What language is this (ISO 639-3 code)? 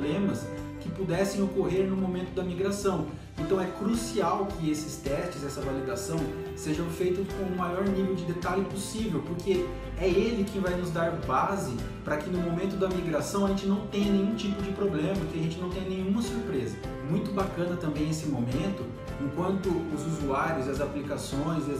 por